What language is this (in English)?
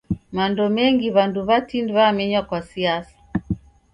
Taita